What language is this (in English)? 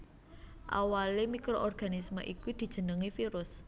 Javanese